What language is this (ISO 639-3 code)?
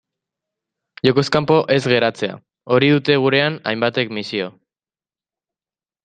eus